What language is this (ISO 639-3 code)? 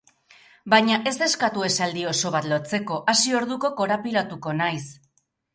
eus